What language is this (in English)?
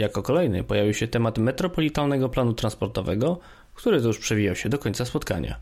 Polish